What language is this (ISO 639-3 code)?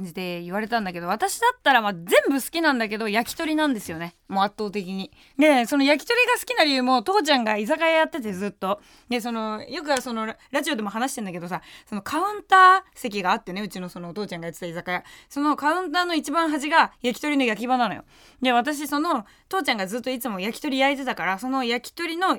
jpn